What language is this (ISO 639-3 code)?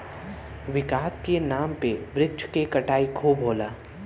bho